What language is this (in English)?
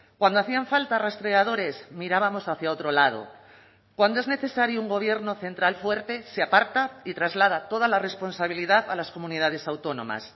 Spanish